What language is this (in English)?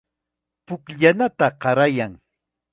Chiquián Ancash Quechua